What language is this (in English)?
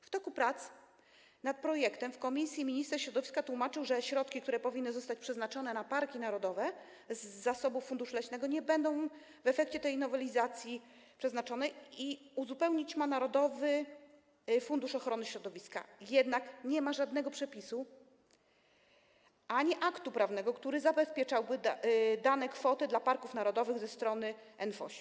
Polish